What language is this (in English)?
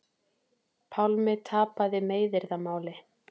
Icelandic